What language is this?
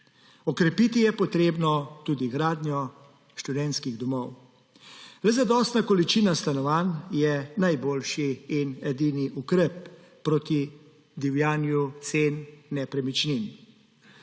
Slovenian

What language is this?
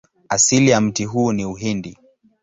Swahili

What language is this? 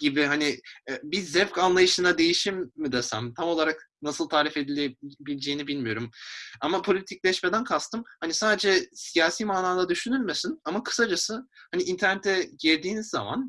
Turkish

